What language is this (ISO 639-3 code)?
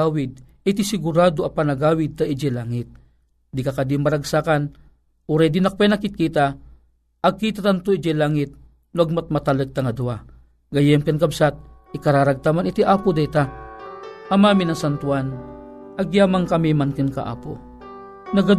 fil